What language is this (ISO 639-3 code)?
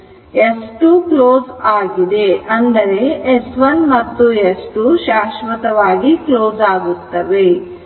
kan